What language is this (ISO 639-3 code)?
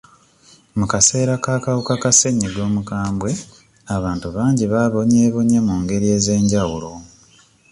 lug